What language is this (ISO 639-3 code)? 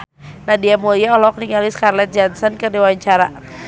sun